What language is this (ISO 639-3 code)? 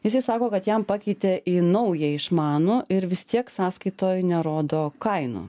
lit